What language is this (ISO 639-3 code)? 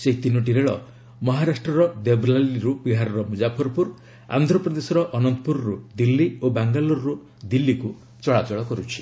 ori